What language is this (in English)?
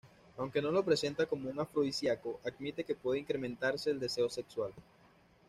Spanish